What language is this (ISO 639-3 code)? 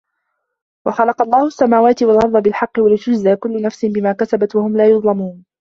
ara